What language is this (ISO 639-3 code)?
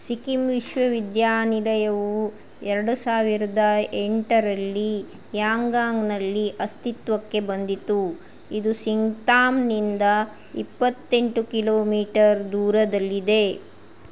kan